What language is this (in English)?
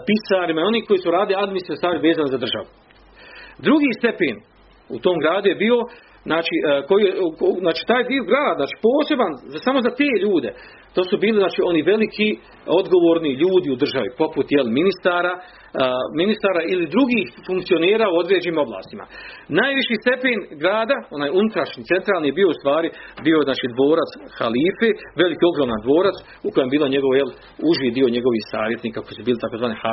Croatian